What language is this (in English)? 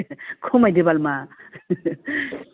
Bodo